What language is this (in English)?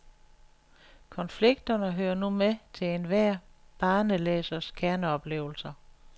Danish